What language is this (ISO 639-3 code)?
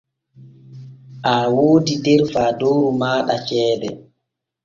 fue